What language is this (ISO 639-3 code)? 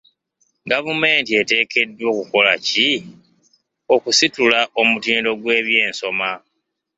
lug